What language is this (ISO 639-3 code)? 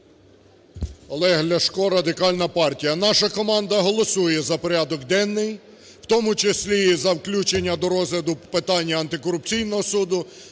ukr